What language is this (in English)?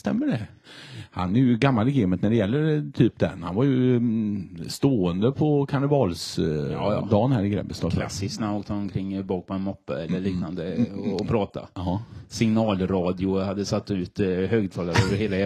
Swedish